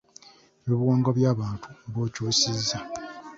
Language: Ganda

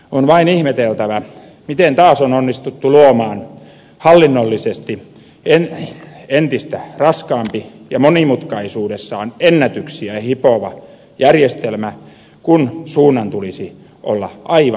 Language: Finnish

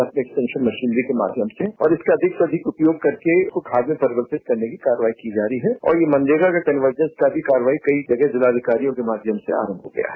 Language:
Hindi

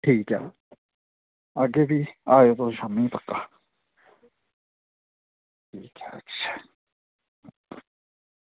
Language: Dogri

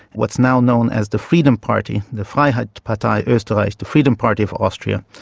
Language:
English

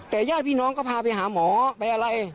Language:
Thai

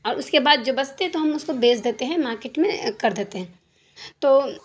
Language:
Urdu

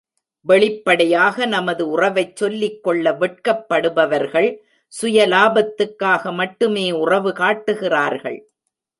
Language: Tamil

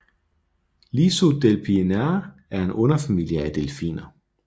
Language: Danish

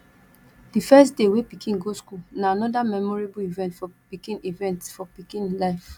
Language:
Nigerian Pidgin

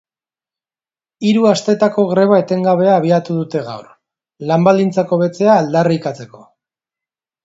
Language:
Basque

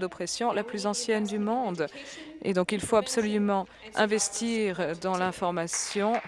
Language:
French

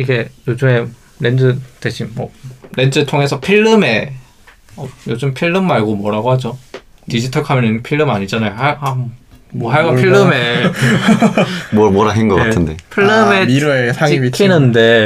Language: Korean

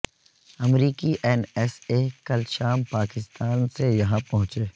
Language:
Urdu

